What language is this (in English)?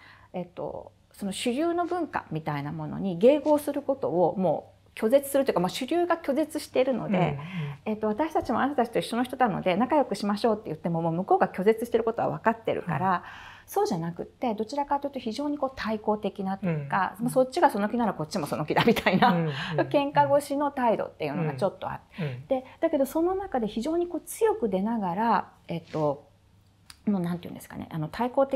Japanese